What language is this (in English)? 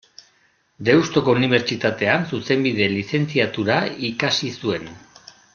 Basque